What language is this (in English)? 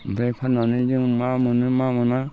Bodo